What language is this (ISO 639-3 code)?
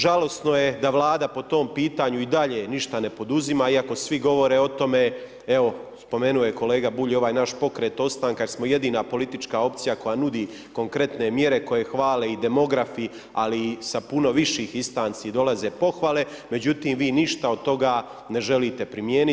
hrv